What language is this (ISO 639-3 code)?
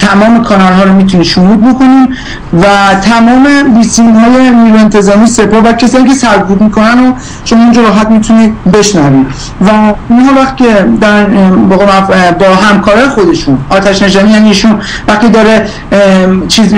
fas